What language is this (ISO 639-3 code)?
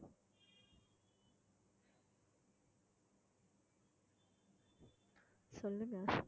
tam